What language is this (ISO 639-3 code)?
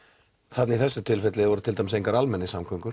isl